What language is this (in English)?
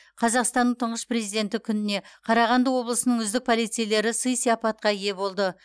Kazakh